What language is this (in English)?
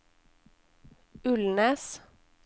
Norwegian